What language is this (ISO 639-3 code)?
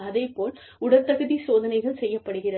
tam